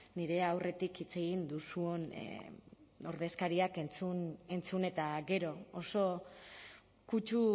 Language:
Basque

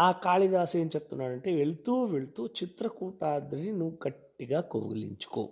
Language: Telugu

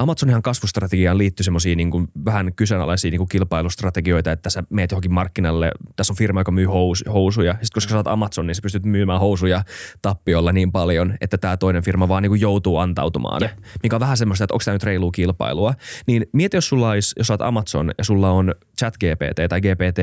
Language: Finnish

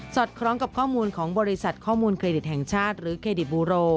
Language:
Thai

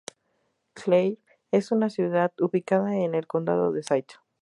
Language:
Spanish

